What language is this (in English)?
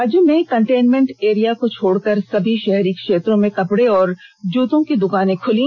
Hindi